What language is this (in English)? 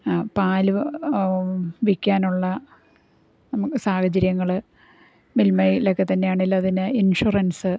Malayalam